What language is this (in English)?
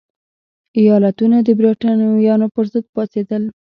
Pashto